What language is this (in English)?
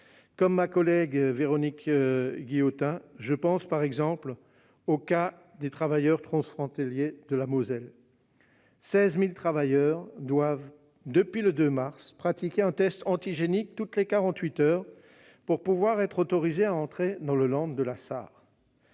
French